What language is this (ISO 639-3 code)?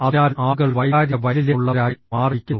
mal